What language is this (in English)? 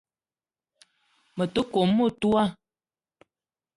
Eton (Cameroon)